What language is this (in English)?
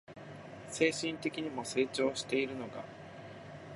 Japanese